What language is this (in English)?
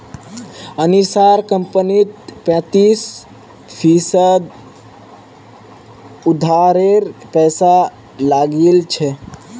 Magahi